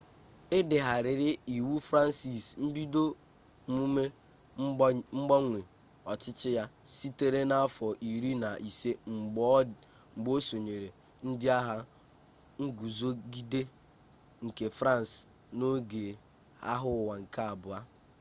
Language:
Igbo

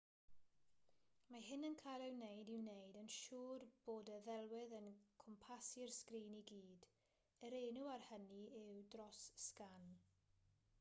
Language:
Welsh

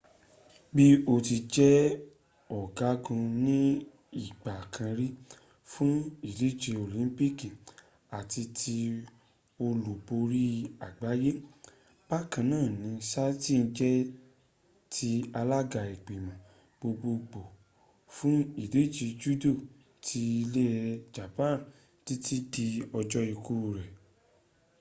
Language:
Yoruba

